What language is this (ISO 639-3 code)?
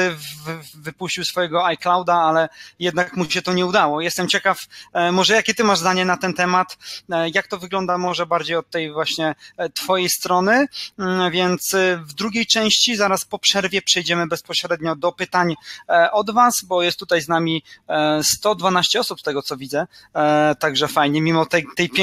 pol